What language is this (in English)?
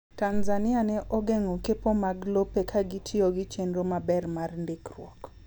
Luo (Kenya and Tanzania)